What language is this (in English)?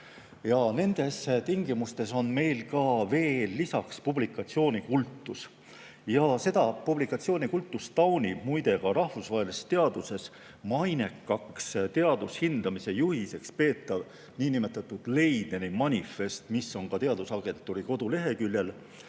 Estonian